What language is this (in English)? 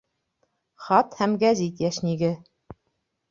Bashkir